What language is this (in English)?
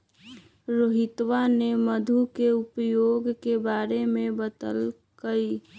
Magahi